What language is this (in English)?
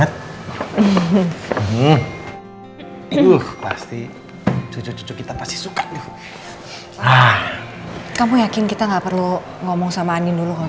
Indonesian